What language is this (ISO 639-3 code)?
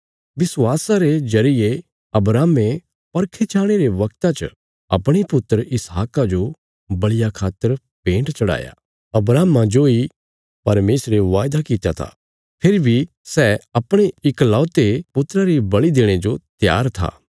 kfs